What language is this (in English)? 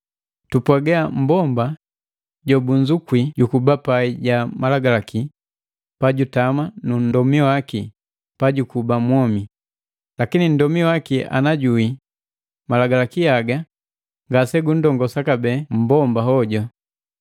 Matengo